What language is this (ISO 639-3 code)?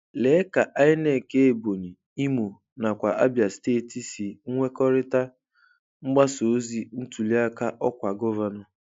ibo